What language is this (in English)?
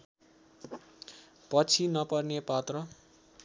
Nepali